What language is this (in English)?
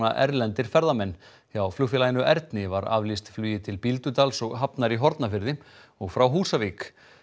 Icelandic